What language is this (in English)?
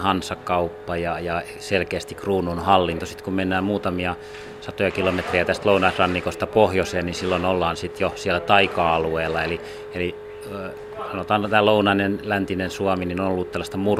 Finnish